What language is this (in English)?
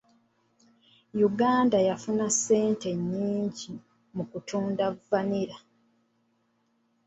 Ganda